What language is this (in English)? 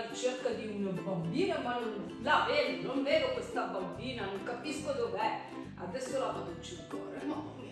Italian